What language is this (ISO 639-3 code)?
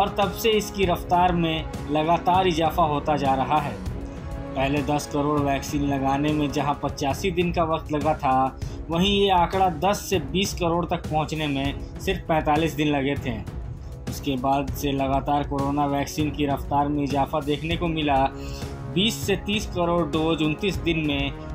hin